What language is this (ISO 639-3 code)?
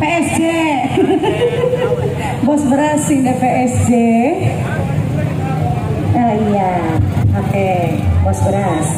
ind